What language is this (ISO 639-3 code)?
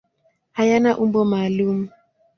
swa